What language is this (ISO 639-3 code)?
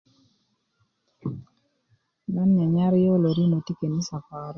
ukv